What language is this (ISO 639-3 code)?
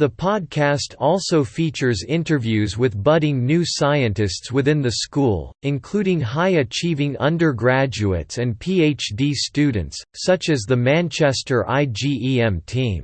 eng